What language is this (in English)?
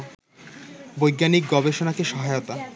Bangla